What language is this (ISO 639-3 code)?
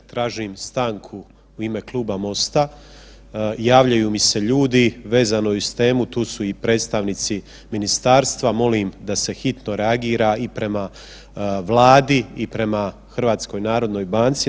hrv